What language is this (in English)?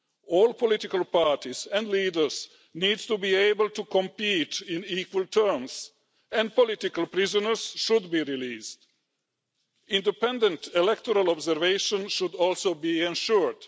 English